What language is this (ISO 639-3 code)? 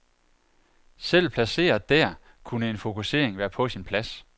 dan